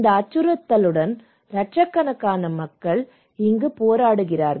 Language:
Tamil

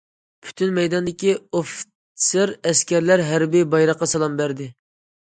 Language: Uyghur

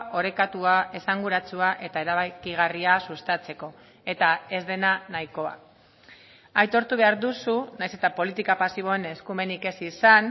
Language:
Basque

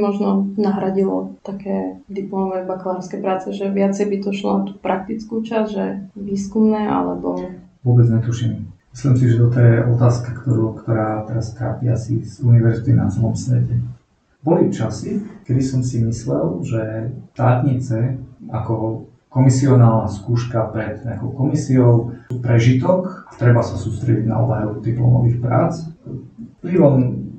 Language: Slovak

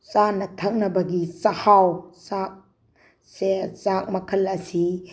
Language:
Manipuri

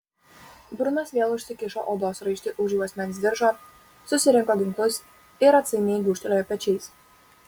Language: Lithuanian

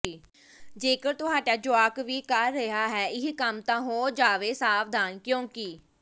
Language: Punjabi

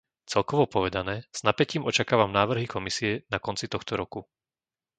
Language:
Slovak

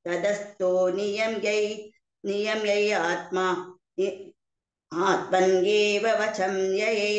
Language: Arabic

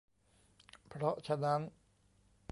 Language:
Thai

